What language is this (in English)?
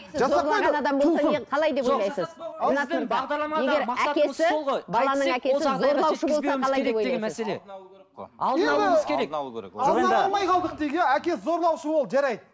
Kazakh